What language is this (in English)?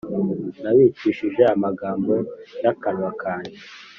Kinyarwanda